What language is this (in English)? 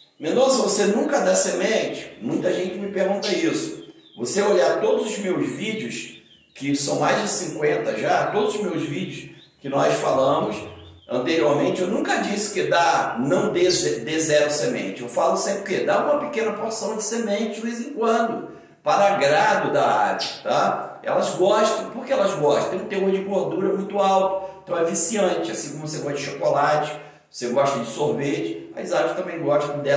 Portuguese